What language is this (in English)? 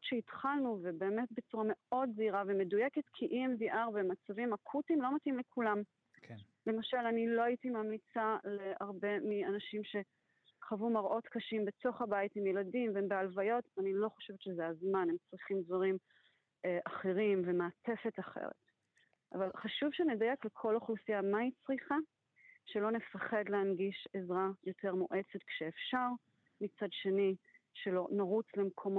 Hebrew